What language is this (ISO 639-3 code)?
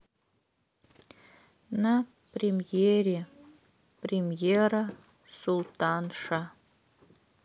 rus